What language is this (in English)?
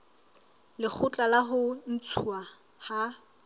Southern Sotho